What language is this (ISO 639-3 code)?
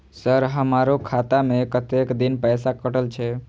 mai